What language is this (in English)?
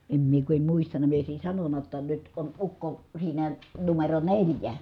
Finnish